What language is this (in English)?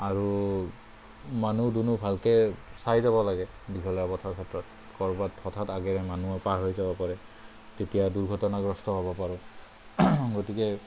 Assamese